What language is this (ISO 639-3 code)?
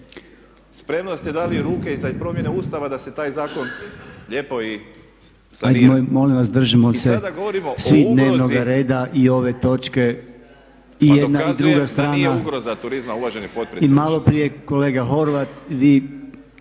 hrv